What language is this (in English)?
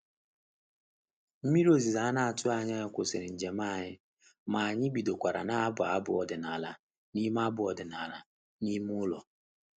Igbo